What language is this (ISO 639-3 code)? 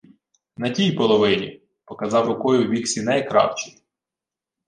ukr